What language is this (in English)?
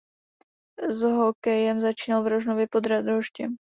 Czech